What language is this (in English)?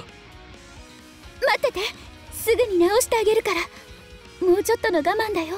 Japanese